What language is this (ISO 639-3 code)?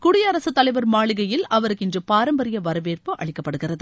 tam